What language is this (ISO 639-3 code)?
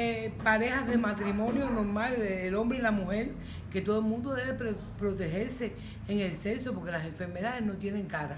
spa